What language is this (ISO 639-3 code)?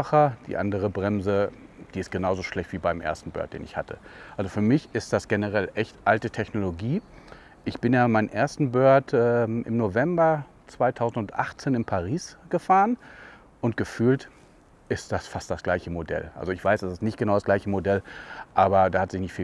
deu